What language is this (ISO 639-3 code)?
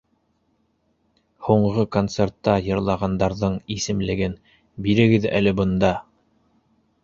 bak